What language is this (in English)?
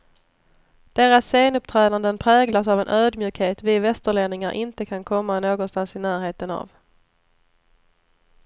Swedish